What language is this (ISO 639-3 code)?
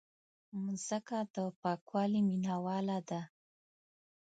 pus